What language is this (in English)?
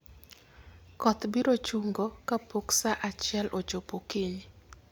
Luo (Kenya and Tanzania)